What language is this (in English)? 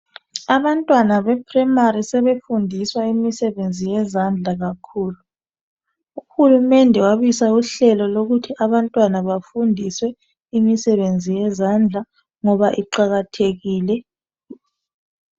North Ndebele